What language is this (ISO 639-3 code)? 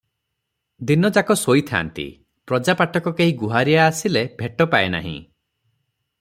ori